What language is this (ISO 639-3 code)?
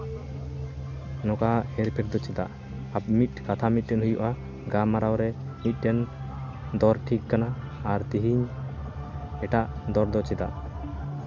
sat